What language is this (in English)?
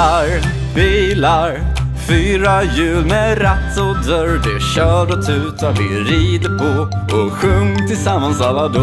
Swedish